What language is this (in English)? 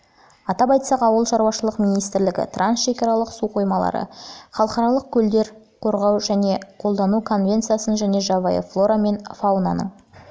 Kazakh